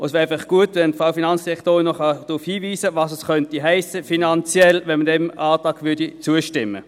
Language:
Swiss German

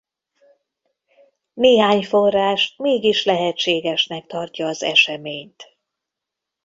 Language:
Hungarian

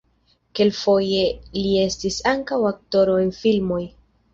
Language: Esperanto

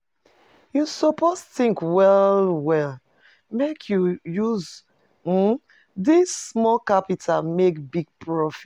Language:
Nigerian Pidgin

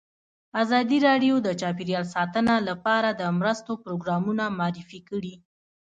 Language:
Pashto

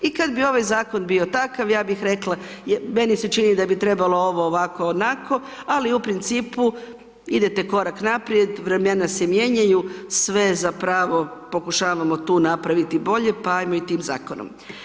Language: Croatian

